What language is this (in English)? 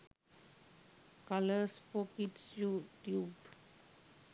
Sinhala